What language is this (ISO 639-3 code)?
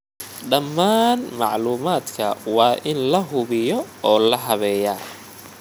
som